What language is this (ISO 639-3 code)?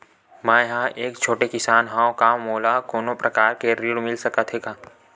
hne